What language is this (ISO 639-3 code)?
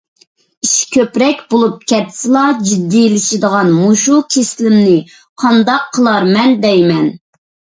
uig